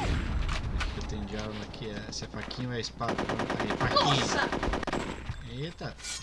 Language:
Portuguese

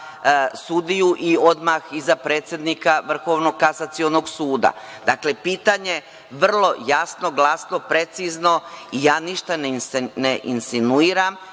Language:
Serbian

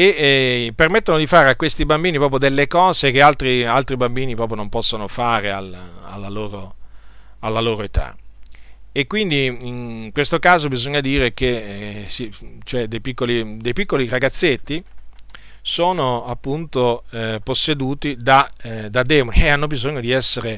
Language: Italian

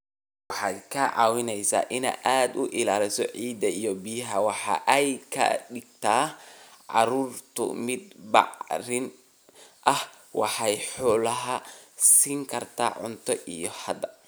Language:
Somali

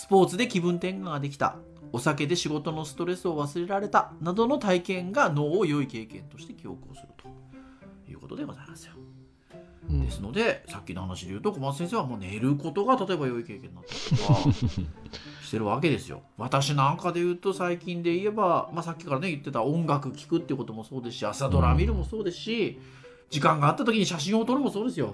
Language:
Japanese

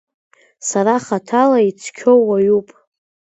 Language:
Abkhazian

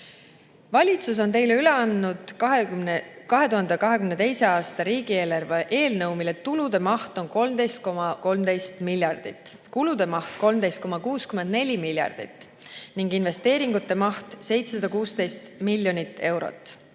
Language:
Estonian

